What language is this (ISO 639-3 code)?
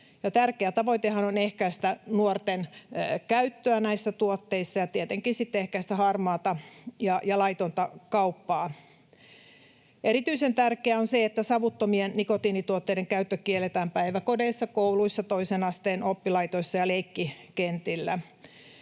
fin